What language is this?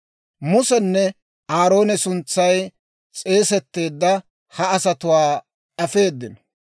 Dawro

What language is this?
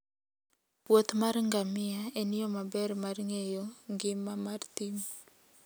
Luo (Kenya and Tanzania)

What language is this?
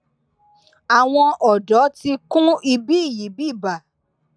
Yoruba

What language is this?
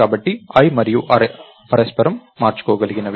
Telugu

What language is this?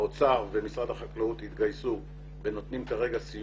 Hebrew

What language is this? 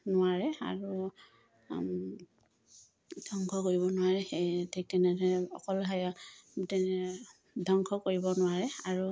Assamese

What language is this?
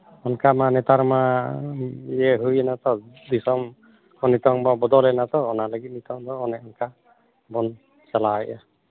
Santali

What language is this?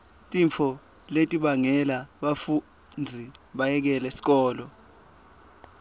Swati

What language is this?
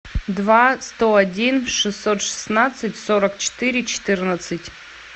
Russian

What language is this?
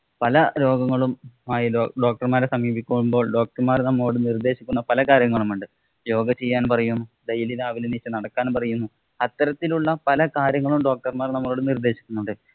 Malayalam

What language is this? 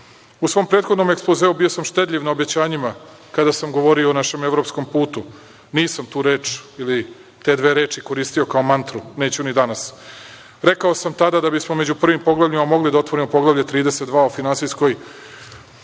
Serbian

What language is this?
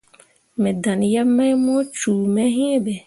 Mundang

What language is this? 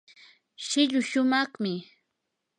Yanahuanca Pasco Quechua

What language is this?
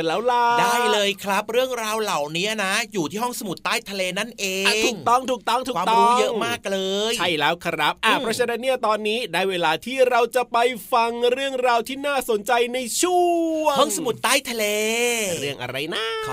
Thai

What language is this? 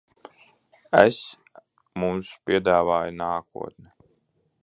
Latvian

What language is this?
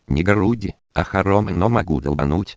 Russian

